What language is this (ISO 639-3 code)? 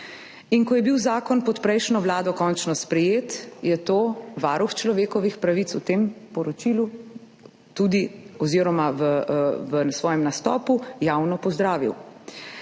slv